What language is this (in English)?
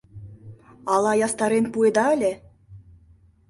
Mari